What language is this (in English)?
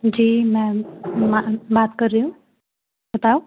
Hindi